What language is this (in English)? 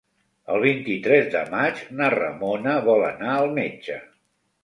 Catalan